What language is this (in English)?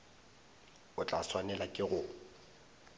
Northern Sotho